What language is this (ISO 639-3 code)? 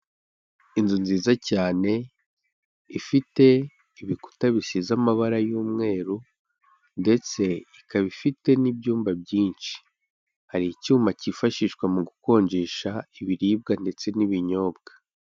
kin